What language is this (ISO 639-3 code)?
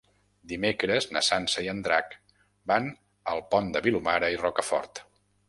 cat